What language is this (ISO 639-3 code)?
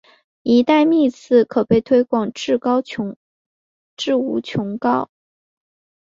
zho